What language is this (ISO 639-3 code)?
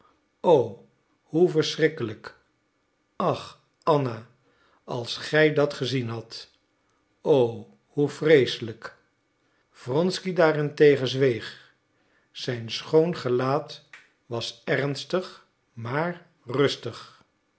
nld